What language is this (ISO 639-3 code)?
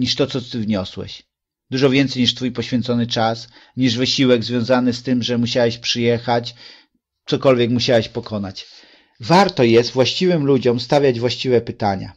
pol